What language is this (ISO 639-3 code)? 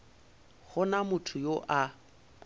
nso